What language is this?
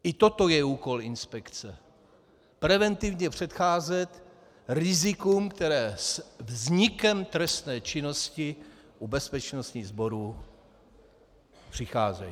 Czech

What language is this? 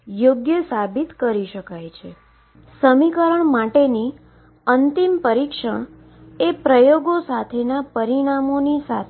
Gujarati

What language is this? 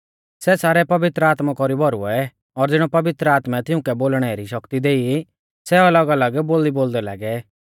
Mahasu Pahari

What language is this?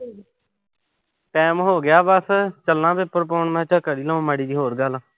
Punjabi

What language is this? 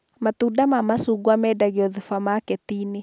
Kikuyu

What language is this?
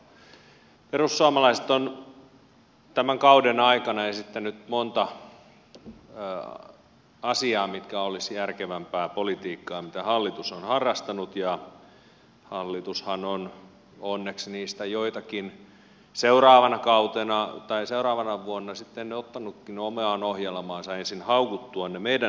Finnish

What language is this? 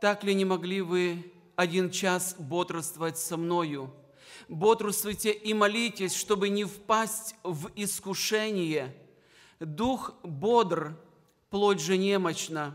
Russian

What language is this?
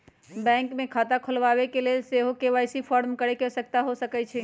Magahi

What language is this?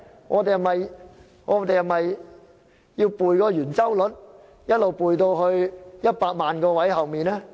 Cantonese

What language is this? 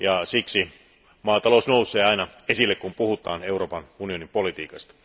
Finnish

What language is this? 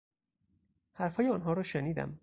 Persian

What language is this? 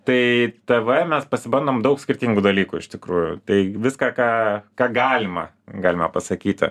Lithuanian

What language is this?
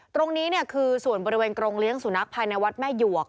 Thai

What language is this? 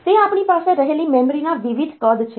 Gujarati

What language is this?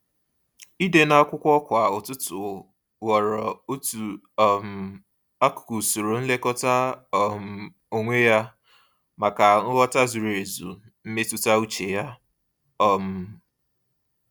Igbo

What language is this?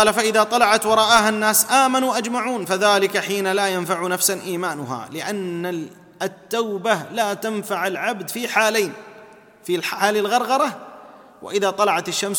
Arabic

